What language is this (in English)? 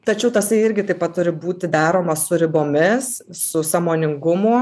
Lithuanian